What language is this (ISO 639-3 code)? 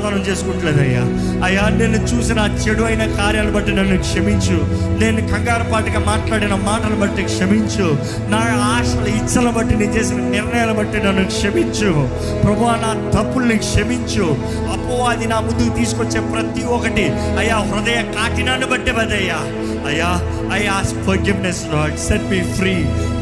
tel